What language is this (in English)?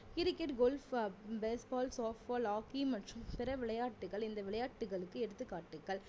Tamil